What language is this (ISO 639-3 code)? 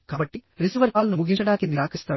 tel